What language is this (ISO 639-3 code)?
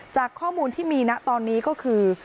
tha